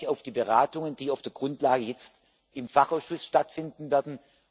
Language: German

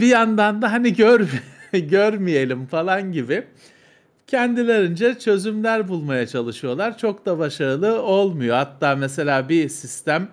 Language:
Turkish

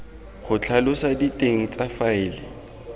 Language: Tswana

